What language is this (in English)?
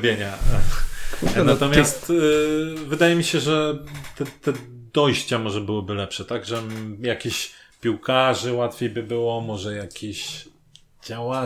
Polish